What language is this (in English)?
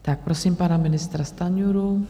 Czech